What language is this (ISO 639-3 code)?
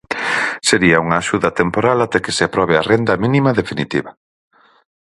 glg